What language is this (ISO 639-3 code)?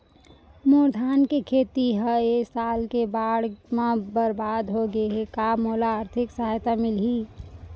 hne